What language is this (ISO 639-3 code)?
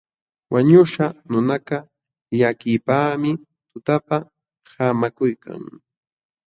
qxw